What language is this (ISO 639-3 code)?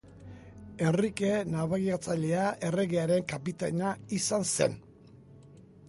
eus